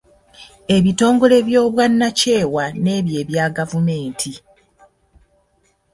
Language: Ganda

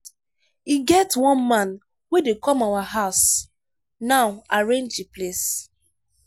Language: Nigerian Pidgin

